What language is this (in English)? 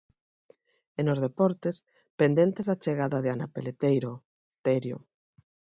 Galician